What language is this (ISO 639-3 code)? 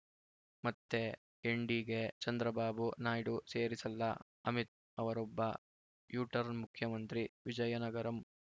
kan